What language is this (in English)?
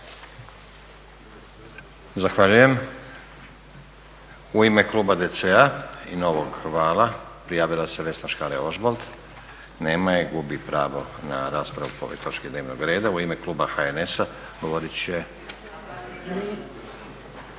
Croatian